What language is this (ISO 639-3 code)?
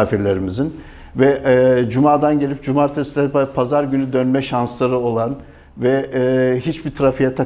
tur